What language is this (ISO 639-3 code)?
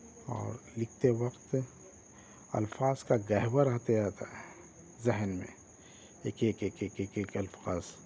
urd